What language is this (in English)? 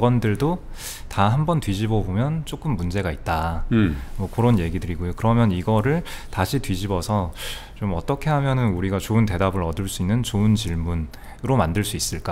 Korean